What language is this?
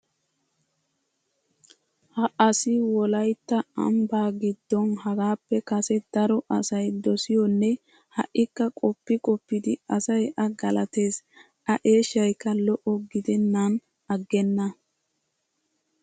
Wolaytta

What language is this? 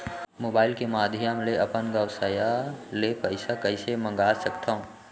Chhattisgarhi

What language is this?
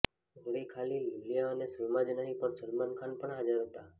Gujarati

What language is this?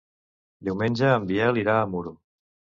Catalan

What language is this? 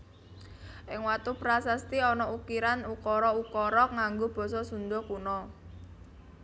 Javanese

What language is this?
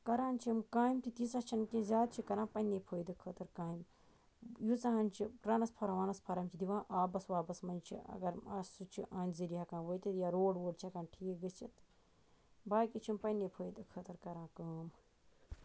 Kashmiri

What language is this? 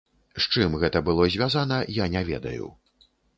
Belarusian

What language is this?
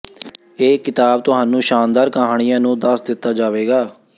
Punjabi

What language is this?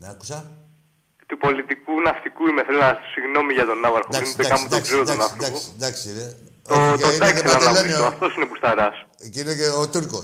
Greek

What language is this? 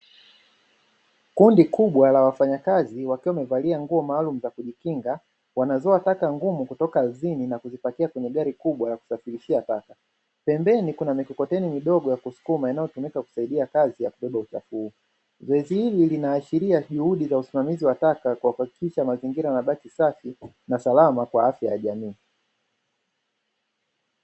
Swahili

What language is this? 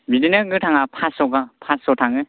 Bodo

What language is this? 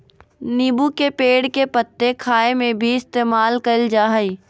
Magahi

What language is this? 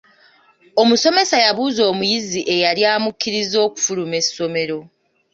Ganda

